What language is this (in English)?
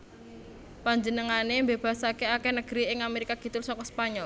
Javanese